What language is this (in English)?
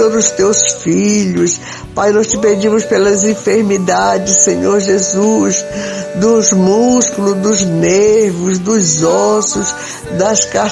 Portuguese